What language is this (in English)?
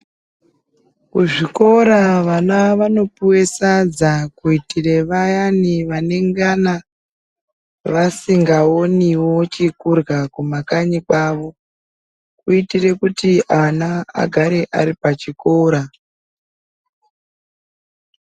Ndau